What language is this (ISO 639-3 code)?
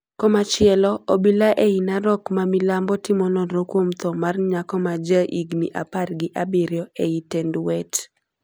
luo